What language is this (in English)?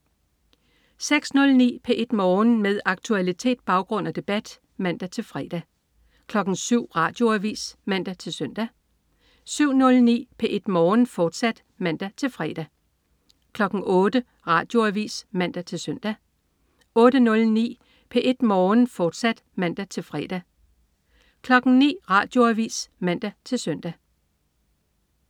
Danish